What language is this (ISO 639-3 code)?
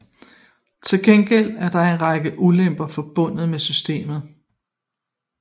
dan